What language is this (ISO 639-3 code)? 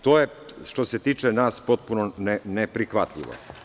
srp